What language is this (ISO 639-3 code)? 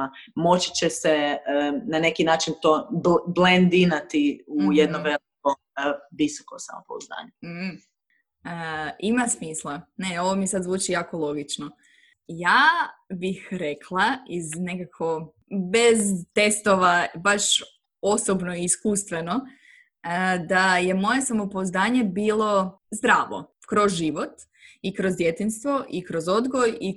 hrv